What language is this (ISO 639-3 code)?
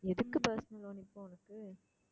tam